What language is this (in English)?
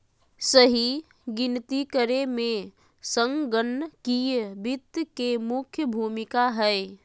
Magahi